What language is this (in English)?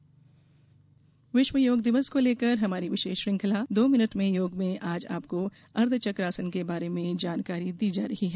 Hindi